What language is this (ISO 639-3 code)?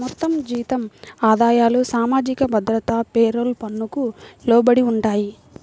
tel